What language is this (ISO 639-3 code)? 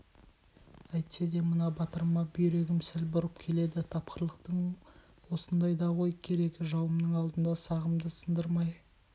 kaz